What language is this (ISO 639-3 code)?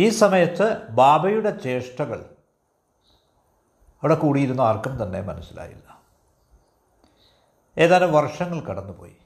mal